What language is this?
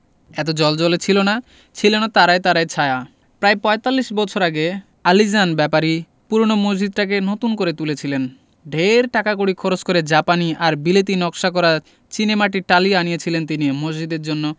Bangla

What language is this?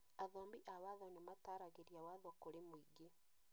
Kikuyu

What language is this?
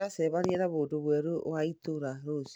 Kikuyu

